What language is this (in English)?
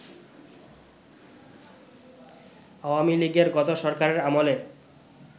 Bangla